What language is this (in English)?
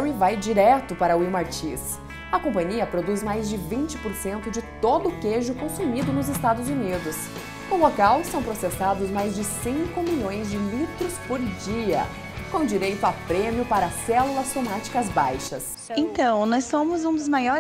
Portuguese